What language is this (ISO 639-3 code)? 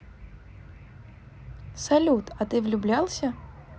rus